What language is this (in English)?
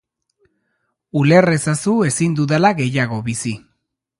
Basque